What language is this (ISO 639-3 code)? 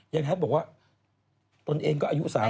tha